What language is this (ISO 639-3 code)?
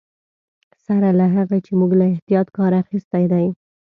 pus